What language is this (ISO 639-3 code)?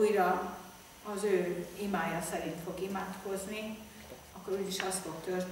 hun